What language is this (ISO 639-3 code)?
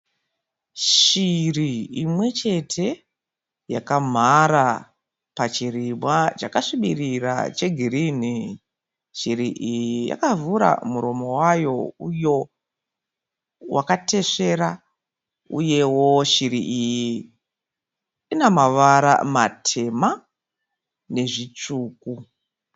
sna